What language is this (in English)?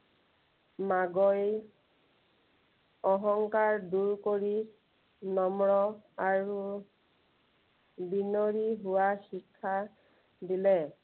Assamese